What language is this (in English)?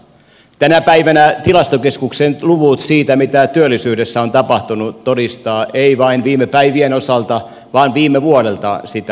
Finnish